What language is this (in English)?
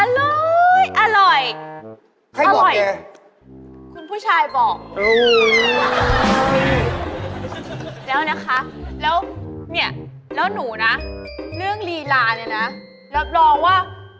Thai